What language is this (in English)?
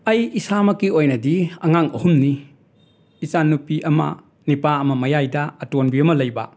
Manipuri